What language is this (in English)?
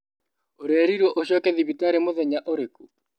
Kikuyu